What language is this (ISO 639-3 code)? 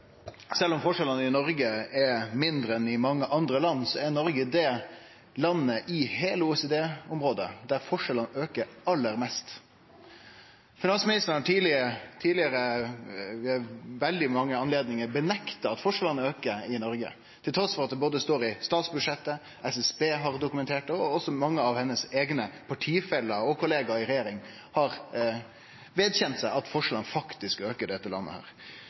nno